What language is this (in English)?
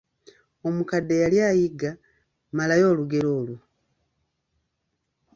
Ganda